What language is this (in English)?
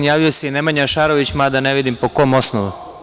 Serbian